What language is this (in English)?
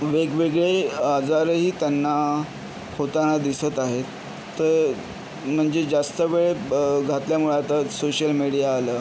Marathi